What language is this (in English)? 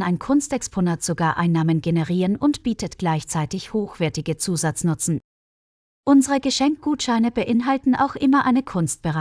German